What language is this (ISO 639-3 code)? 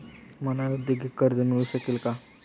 mar